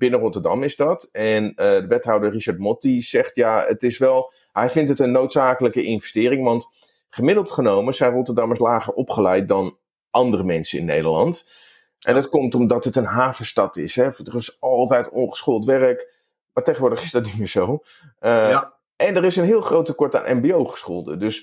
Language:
Dutch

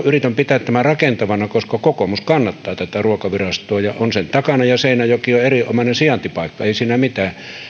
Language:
Finnish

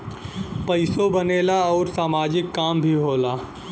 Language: Bhojpuri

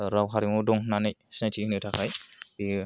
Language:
Bodo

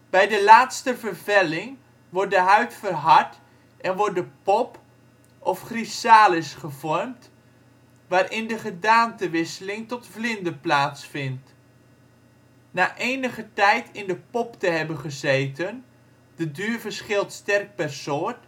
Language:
Dutch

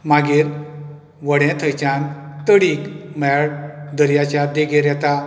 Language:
Konkani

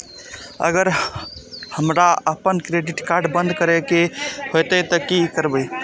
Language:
Maithili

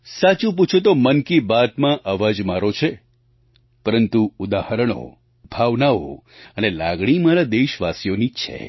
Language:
Gujarati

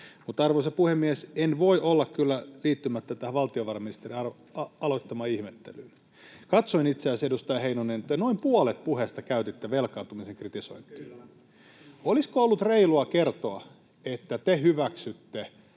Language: Finnish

